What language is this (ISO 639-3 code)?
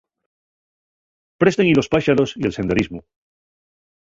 ast